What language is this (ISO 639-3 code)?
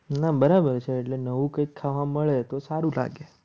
guj